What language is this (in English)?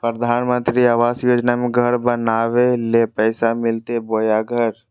Magahi